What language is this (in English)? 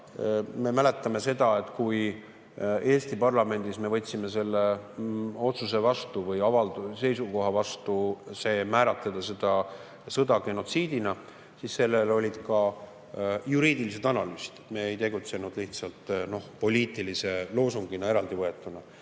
Estonian